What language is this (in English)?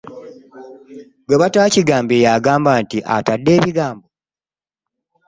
Ganda